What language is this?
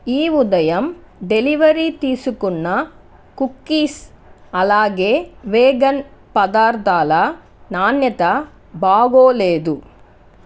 Telugu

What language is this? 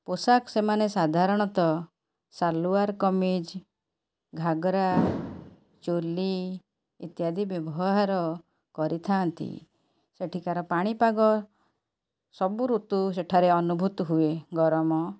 Odia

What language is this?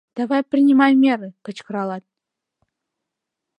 Mari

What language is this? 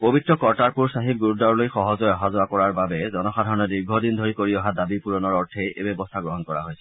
Assamese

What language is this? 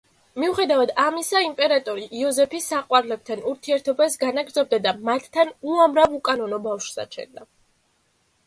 Georgian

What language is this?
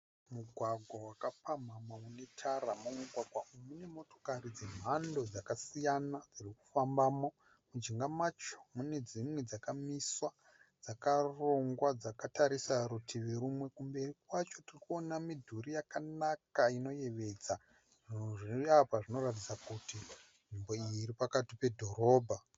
Shona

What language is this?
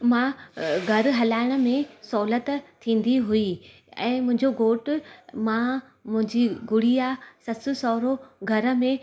Sindhi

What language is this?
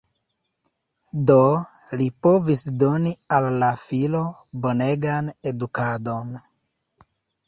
Esperanto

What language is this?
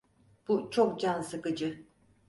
Turkish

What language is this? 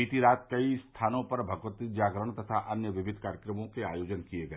Hindi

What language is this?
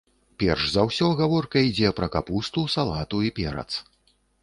Belarusian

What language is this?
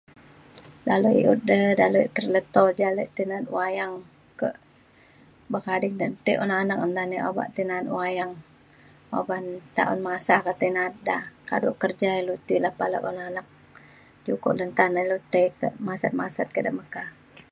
Mainstream Kenyah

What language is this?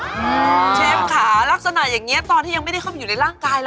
Thai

